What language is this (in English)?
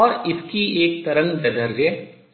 Hindi